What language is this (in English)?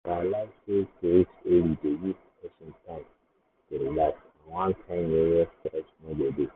Nigerian Pidgin